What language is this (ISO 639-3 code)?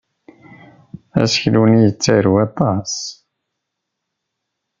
kab